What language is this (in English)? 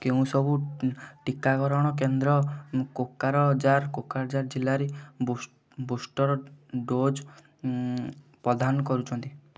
Odia